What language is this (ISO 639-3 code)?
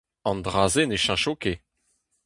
bre